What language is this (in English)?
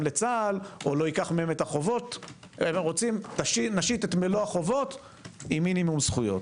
Hebrew